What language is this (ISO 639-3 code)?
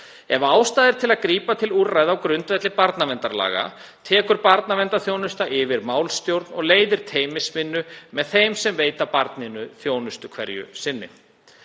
isl